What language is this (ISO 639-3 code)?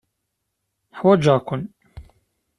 kab